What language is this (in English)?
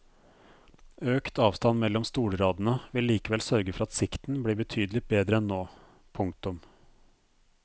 Norwegian